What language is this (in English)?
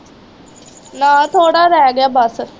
Punjabi